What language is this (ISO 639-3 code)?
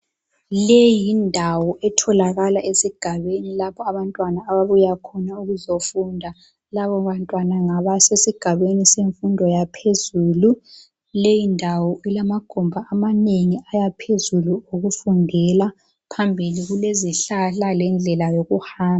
nde